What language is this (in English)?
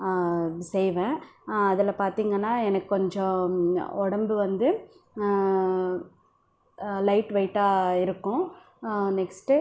Tamil